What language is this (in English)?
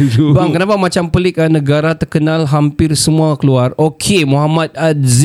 Malay